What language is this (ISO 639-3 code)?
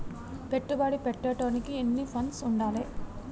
tel